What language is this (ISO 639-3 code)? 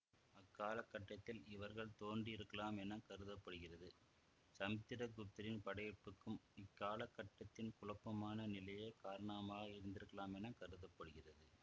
tam